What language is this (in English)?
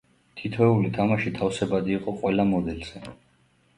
Georgian